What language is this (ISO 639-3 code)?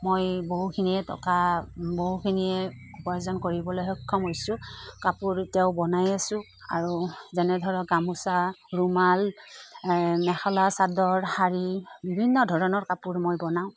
asm